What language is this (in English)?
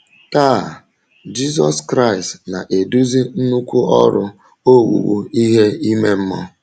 Igbo